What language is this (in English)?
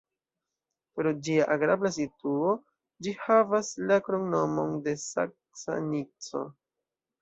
Esperanto